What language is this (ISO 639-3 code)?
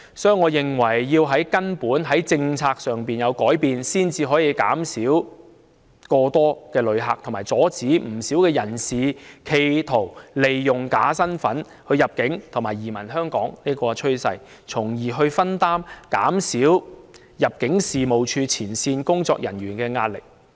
yue